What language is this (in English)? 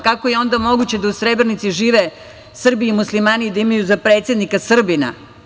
Serbian